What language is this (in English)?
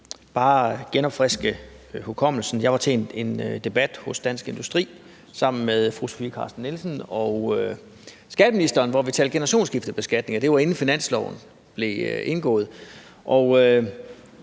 Danish